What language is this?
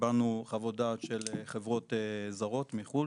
Hebrew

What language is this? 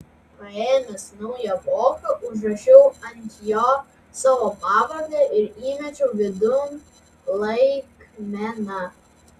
Lithuanian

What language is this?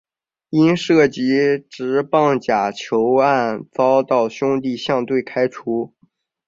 Chinese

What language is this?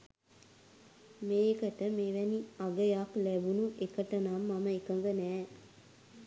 Sinhala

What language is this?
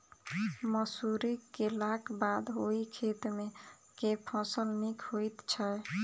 Maithili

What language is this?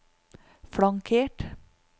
Norwegian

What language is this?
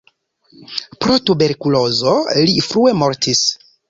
Esperanto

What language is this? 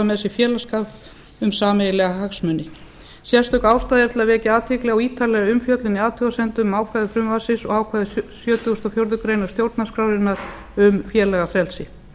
Icelandic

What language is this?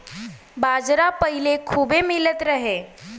Bhojpuri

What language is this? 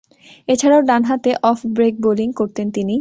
Bangla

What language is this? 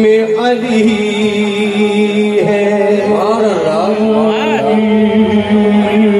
Punjabi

